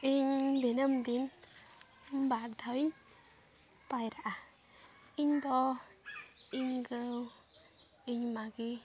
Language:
Santali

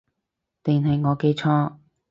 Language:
Cantonese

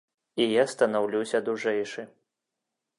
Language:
Belarusian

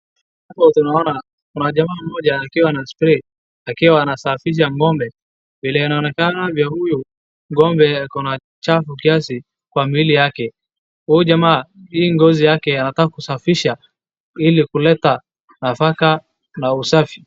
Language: Swahili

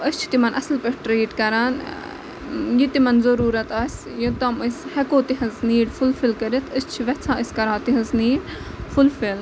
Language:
Kashmiri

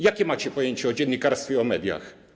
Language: Polish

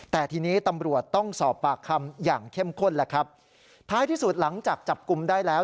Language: Thai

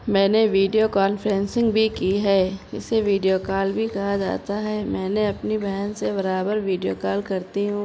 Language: Urdu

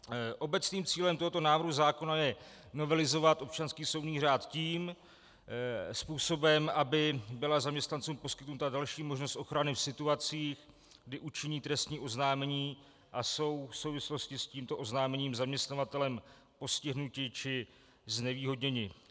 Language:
Czech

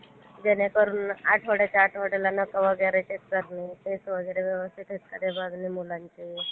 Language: Marathi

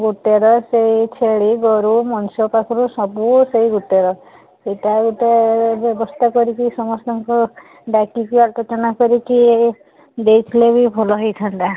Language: Odia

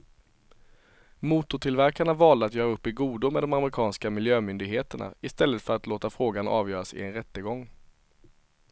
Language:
Swedish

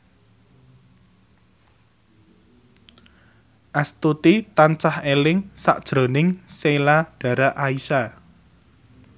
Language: Javanese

